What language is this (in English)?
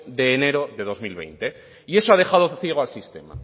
Spanish